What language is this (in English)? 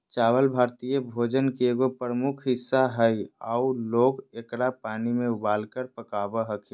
Magahi